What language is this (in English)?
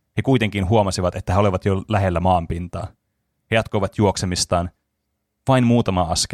Finnish